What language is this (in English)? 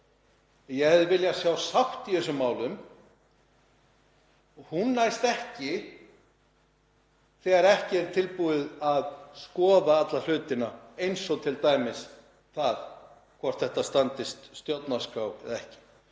Icelandic